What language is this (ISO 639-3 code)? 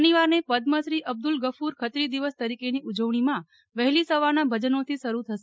guj